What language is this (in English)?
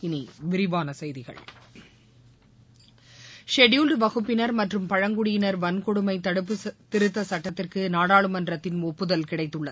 Tamil